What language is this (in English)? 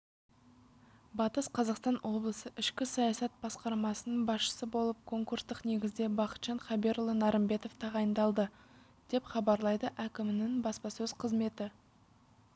Kazakh